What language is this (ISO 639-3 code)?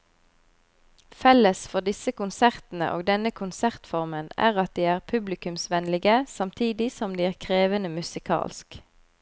nor